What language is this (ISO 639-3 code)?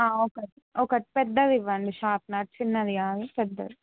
tel